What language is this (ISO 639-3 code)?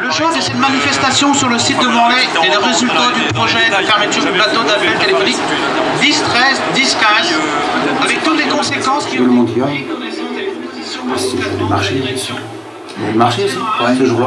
fra